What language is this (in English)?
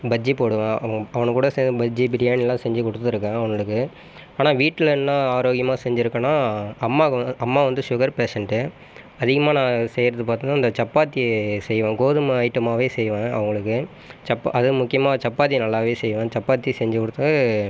Tamil